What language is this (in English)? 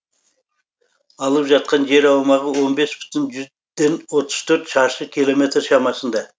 Kazakh